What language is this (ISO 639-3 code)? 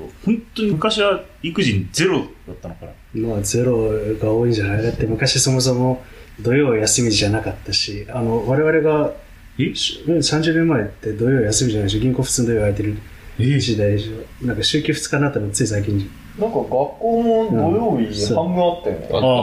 jpn